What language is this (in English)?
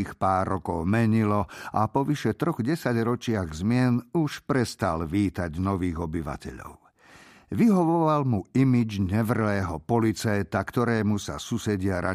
Slovak